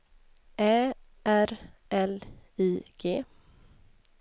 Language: Swedish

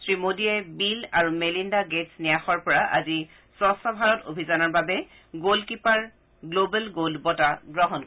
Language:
Assamese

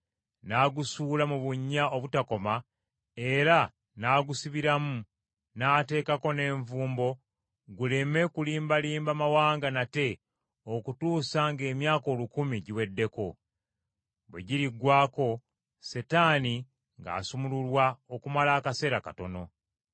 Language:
Ganda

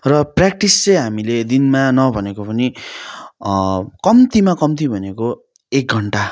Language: Nepali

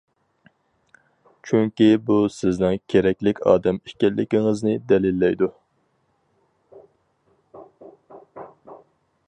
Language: Uyghur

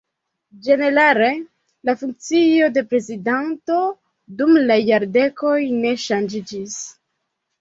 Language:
Esperanto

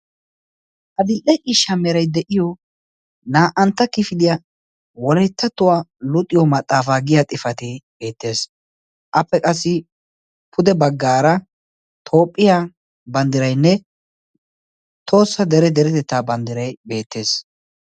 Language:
Wolaytta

